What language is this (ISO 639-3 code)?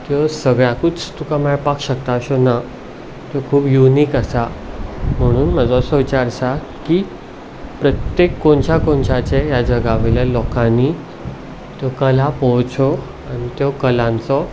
kok